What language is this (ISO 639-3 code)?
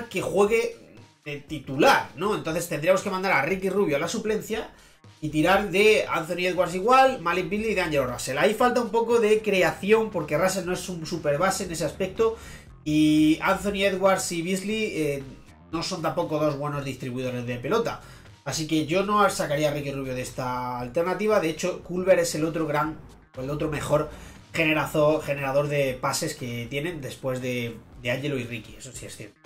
spa